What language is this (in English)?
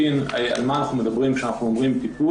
Hebrew